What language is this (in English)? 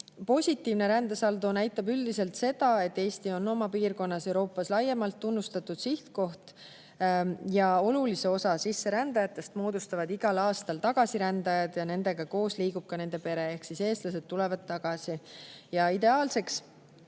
Estonian